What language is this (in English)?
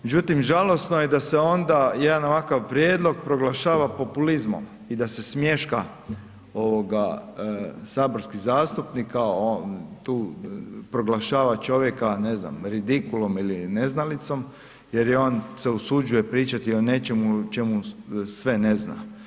Croatian